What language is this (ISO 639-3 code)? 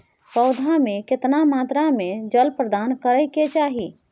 mai